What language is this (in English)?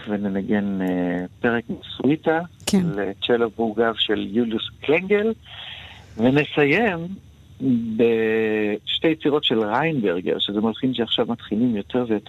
Hebrew